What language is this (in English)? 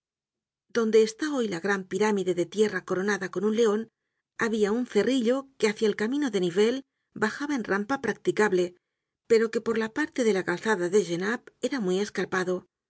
Spanish